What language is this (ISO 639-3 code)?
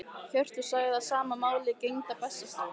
isl